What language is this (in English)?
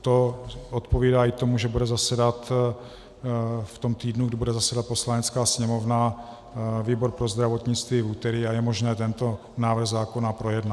Czech